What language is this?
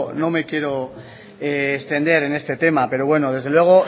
Spanish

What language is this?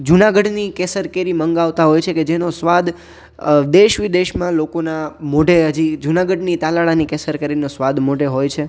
Gujarati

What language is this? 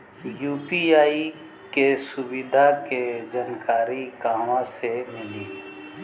Bhojpuri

